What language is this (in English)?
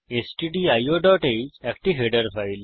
Bangla